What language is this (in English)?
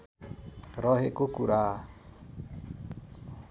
Nepali